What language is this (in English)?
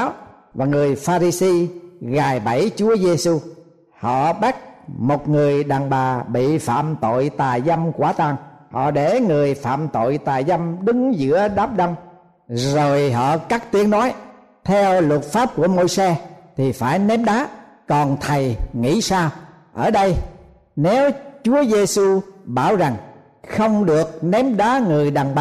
Vietnamese